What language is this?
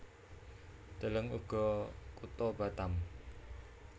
Javanese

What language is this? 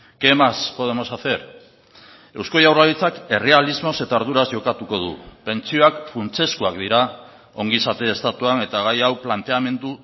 Basque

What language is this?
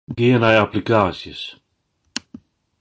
Western Frisian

